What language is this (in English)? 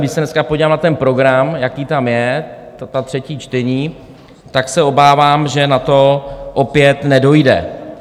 Czech